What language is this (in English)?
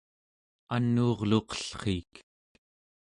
Central Yupik